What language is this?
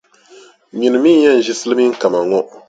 Dagbani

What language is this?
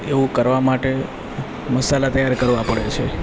Gujarati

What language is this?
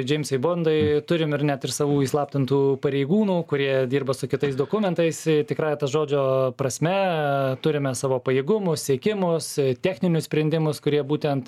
Lithuanian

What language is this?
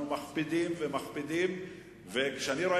Hebrew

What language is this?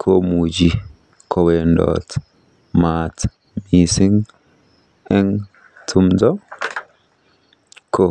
Kalenjin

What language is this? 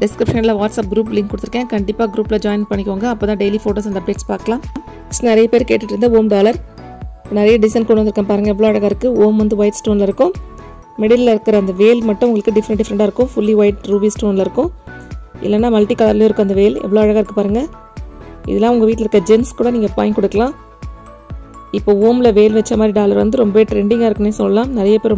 Romanian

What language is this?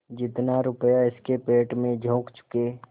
Hindi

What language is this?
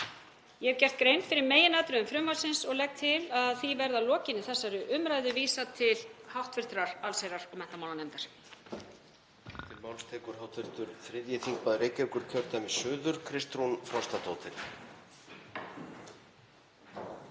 Icelandic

